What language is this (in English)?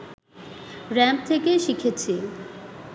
Bangla